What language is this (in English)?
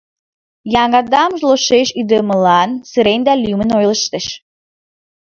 Mari